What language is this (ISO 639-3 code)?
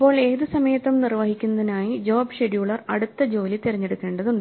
mal